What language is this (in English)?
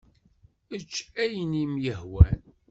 Kabyle